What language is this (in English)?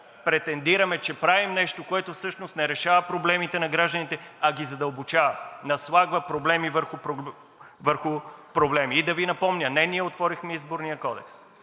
Bulgarian